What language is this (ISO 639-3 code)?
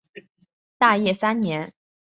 zho